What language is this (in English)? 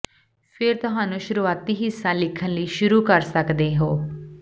Punjabi